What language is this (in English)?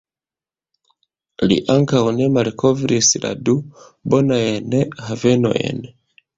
Esperanto